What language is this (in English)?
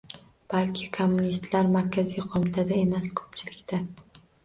Uzbek